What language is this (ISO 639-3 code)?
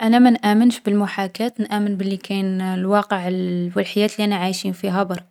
arq